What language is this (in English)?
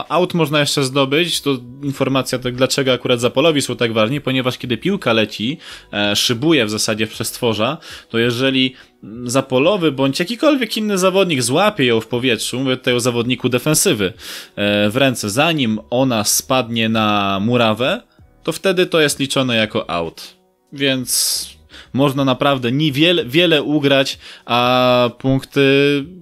Polish